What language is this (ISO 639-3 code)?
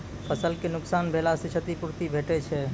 mai